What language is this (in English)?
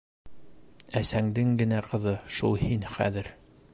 Bashkir